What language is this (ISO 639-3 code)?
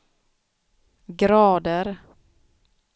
swe